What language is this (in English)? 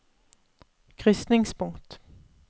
Norwegian